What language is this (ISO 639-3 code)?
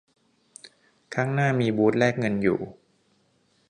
tha